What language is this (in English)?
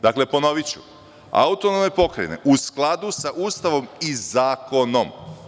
Serbian